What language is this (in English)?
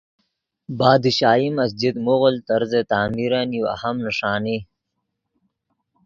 Yidgha